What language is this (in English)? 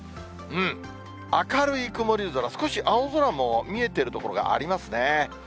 Japanese